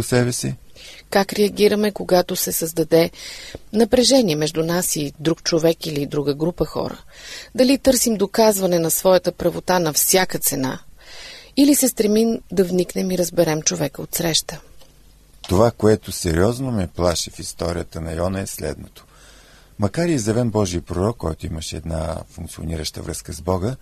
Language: Bulgarian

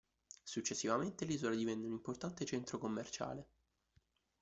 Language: Italian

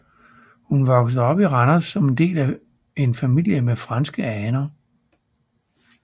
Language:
Danish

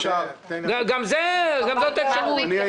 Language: Hebrew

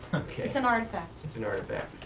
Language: English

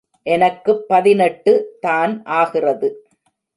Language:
Tamil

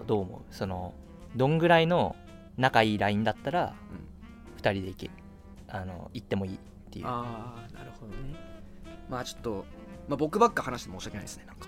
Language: Japanese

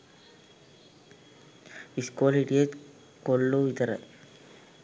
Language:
Sinhala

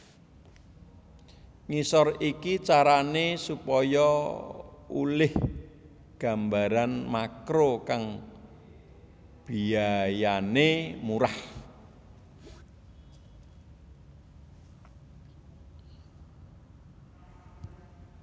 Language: Javanese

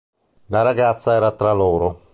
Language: Italian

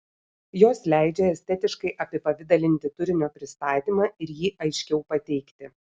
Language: Lithuanian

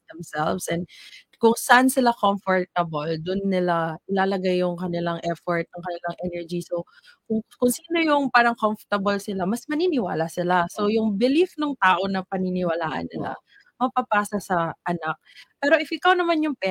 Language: Filipino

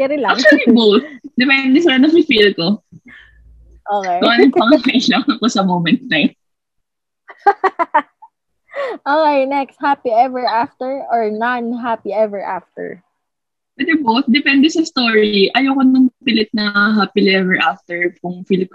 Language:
Filipino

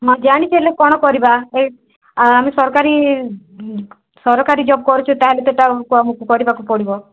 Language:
Odia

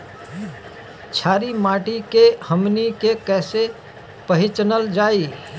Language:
Bhojpuri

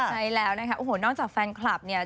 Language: Thai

